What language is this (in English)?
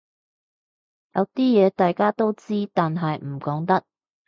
Cantonese